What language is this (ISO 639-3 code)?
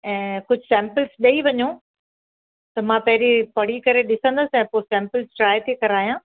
snd